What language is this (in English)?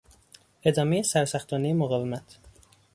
Persian